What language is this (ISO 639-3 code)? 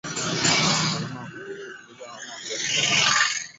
swa